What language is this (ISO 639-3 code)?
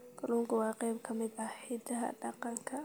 som